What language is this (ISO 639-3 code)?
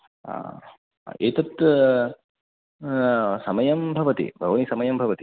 san